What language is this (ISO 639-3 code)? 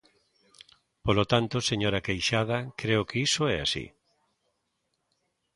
glg